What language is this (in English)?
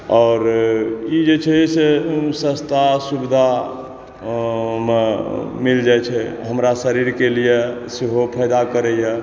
Maithili